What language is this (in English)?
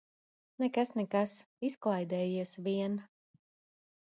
Latvian